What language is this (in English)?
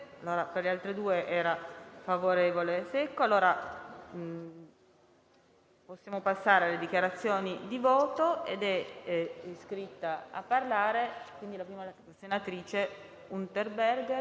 Italian